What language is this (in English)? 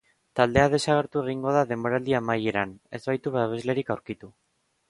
Basque